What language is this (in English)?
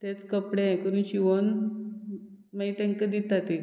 Konkani